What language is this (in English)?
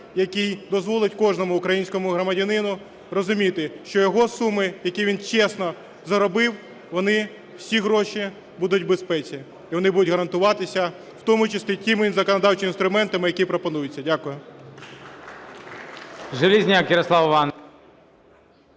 Ukrainian